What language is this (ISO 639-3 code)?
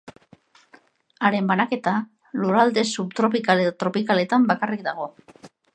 eus